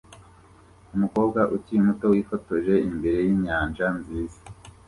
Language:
Kinyarwanda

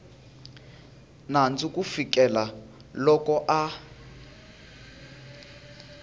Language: Tsonga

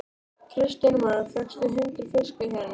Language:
Icelandic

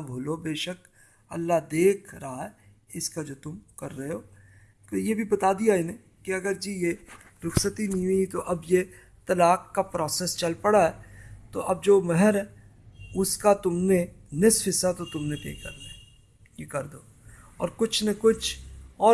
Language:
Urdu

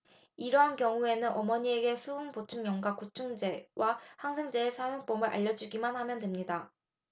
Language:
Korean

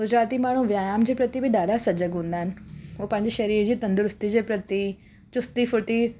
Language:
Sindhi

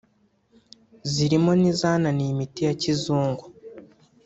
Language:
Kinyarwanda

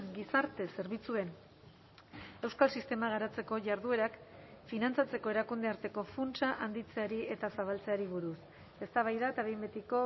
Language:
Basque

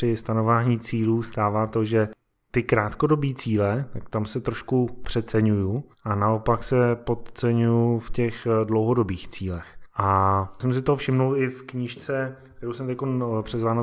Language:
Czech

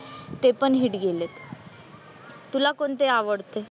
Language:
Marathi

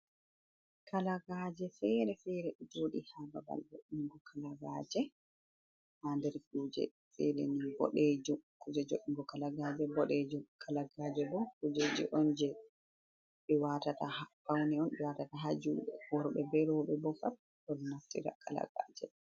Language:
Fula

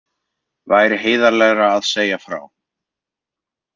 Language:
Icelandic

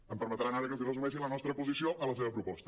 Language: Catalan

